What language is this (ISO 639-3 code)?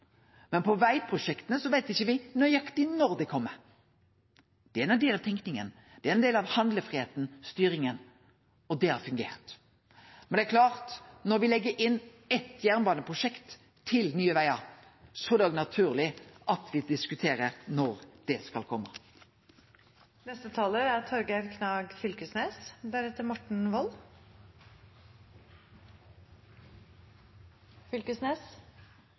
nno